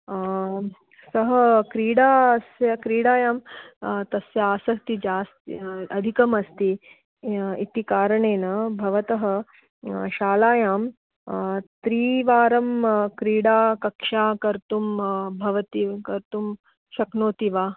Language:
Sanskrit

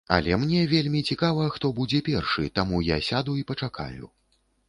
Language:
Belarusian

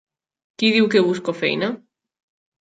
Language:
Catalan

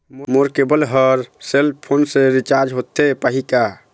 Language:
Chhattisgarhi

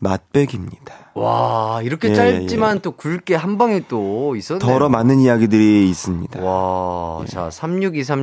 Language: Korean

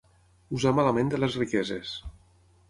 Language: Catalan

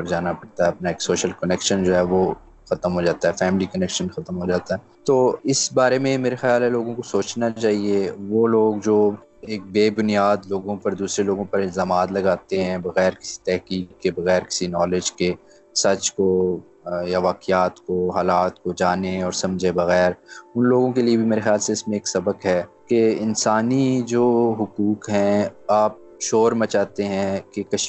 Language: Urdu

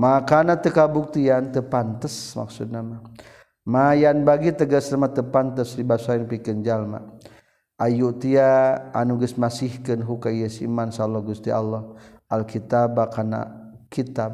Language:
Malay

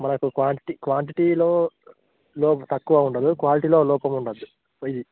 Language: Telugu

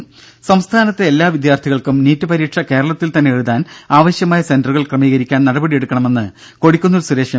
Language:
Malayalam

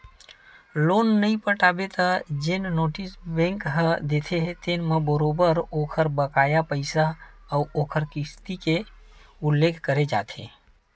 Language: Chhattisgarhi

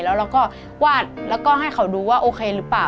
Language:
Thai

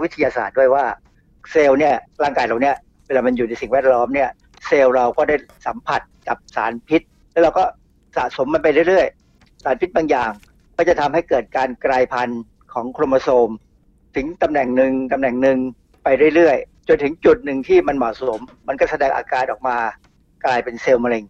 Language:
Thai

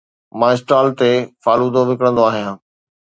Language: Sindhi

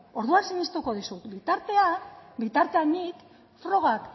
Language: Basque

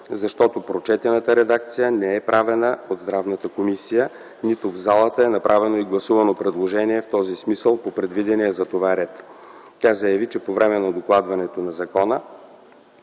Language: Bulgarian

